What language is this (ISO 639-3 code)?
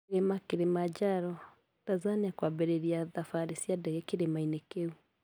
kik